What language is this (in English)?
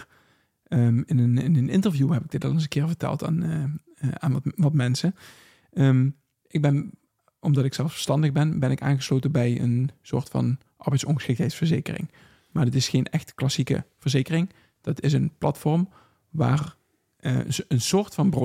Dutch